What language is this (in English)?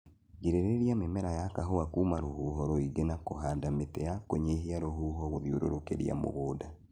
Kikuyu